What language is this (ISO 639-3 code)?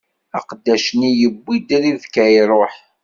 kab